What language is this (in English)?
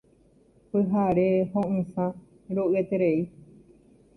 Guarani